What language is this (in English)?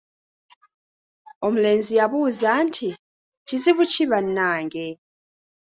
Ganda